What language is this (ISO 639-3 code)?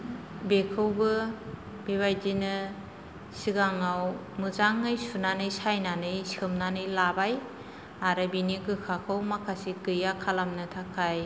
brx